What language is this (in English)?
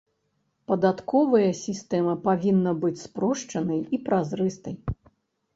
Belarusian